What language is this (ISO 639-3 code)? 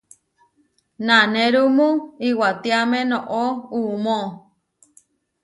var